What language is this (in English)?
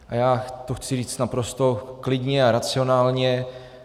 Czech